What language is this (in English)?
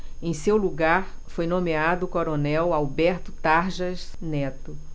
Portuguese